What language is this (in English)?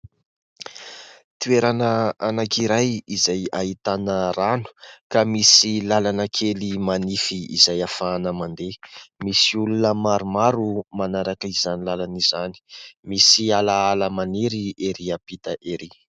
Malagasy